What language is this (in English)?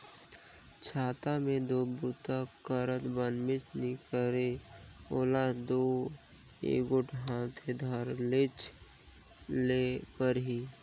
Chhattisgarhi